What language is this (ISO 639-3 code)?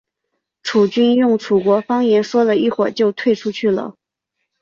zho